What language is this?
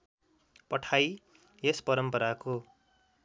Nepali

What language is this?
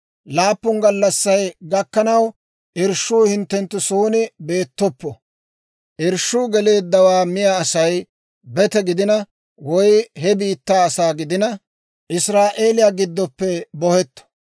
Dawro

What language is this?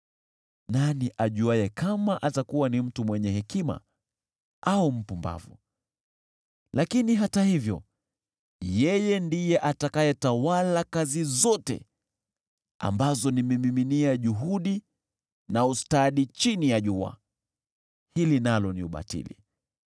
Swahili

